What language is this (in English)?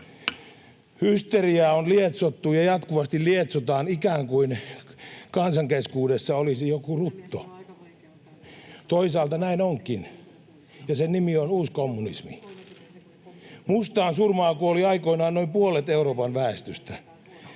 Finnish